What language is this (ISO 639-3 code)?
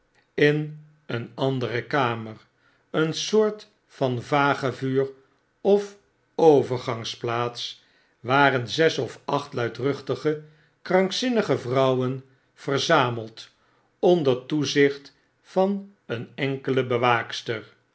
nld